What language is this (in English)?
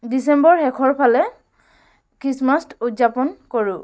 Assamese